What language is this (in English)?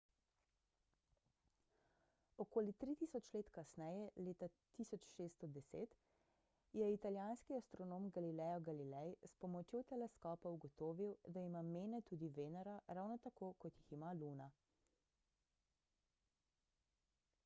Slovenian